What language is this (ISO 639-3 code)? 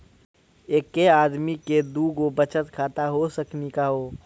mai